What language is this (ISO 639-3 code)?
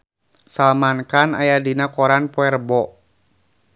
sun